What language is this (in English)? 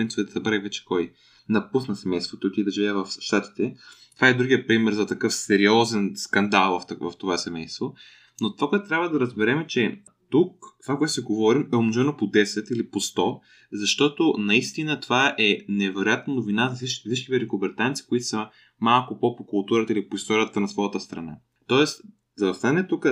Bulgarian